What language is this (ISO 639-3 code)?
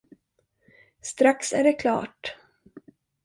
swe